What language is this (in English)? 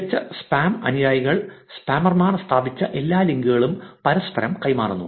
Malayalam